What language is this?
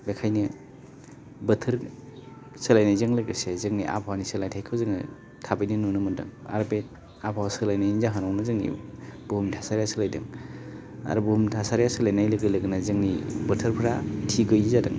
Bodo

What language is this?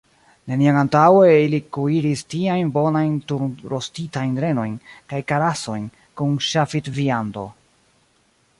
Esperanto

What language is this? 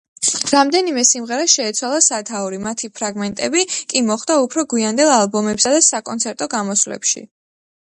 Georgian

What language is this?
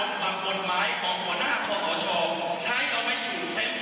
Thai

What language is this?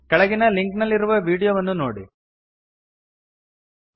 Kannada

